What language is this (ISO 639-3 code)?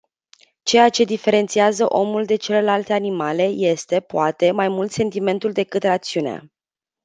ron